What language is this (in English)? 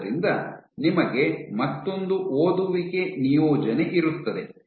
Kannada